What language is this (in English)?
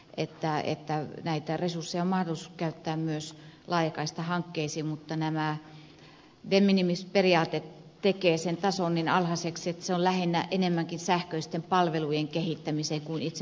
Finnish